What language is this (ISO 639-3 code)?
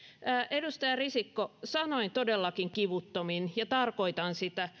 fin